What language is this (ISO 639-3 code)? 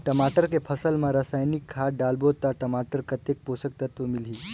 hne